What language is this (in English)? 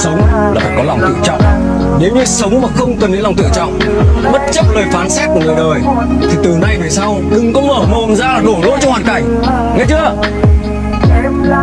Vietnamese